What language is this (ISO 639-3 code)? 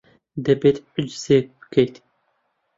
ckb